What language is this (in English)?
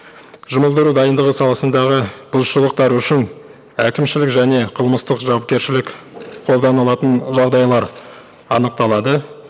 Kazakh